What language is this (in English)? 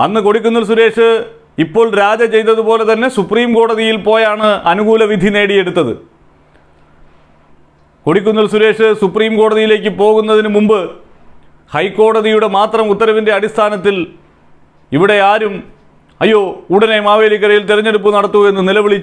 Turkish